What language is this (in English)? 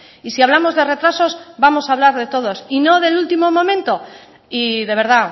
Spanish